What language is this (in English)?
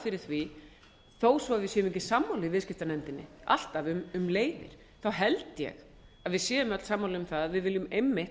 Icelandic